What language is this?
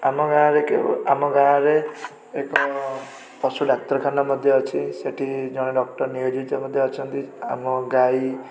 Odia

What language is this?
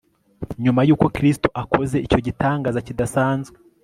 Kinyarwanda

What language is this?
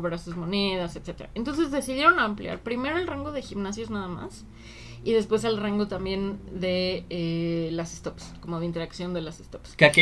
Spanish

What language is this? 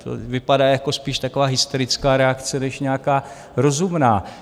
Czech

